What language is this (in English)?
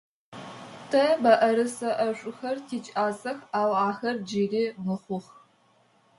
Adyghe